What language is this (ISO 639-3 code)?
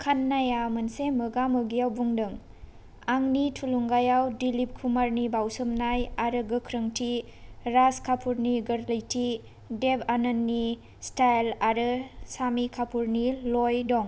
brx